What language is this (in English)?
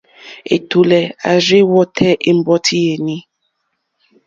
Mokpwe